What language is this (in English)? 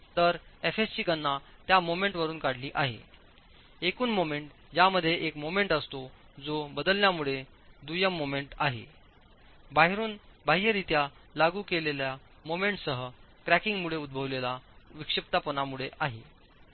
Marathi